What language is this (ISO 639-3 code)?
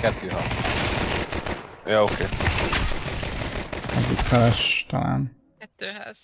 hun